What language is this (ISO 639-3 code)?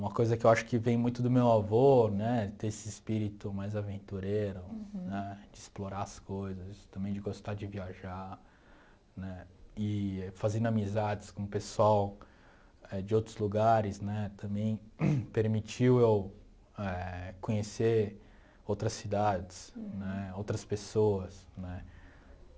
por